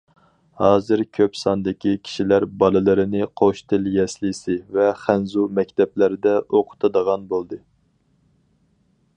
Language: Uyghur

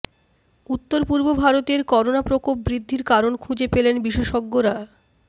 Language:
Bangla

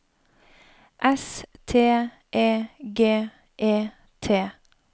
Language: Norwegian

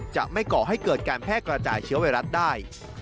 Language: Thai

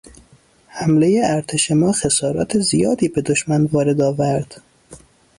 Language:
Persian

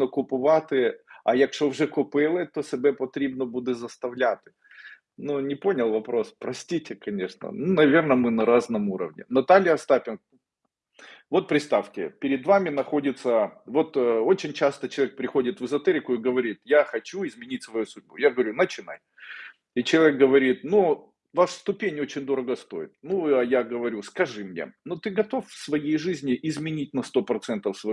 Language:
Russian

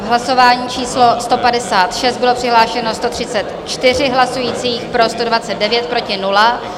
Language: Czech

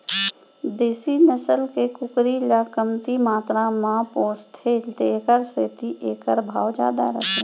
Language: Chhattisgarhi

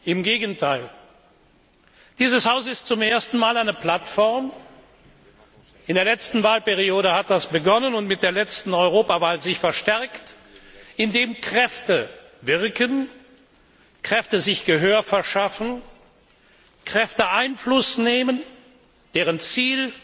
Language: German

